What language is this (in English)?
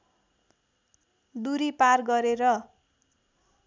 Nepali